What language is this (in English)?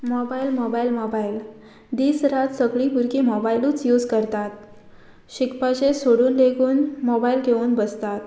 Konkani